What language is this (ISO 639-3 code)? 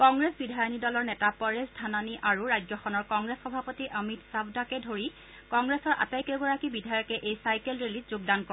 asm